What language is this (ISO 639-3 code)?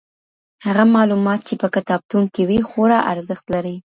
pus